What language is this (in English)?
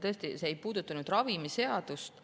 Estonian